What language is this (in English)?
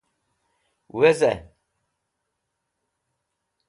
Wakhi